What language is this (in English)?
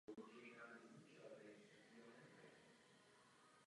Czech